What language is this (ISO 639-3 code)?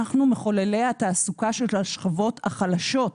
heb